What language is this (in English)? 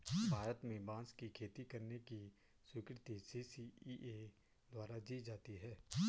Hindi